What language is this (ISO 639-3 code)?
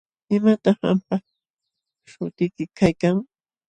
qxw